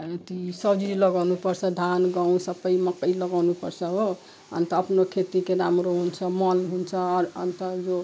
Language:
Nepali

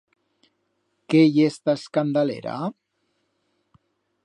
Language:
Aragonese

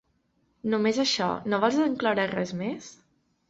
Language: Catalan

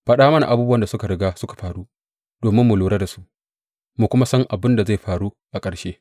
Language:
Hausa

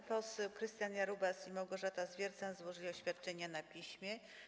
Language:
Polish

